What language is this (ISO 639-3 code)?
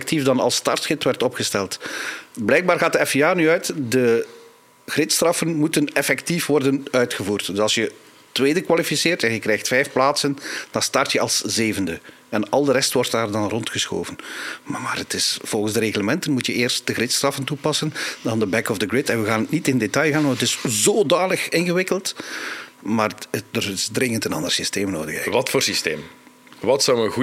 nld